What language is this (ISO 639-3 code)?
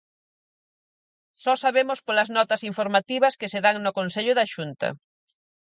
glg